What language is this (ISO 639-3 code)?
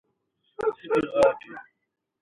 pus